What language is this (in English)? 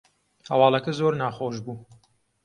Central Kurdish